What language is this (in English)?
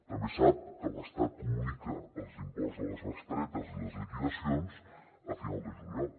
Catalan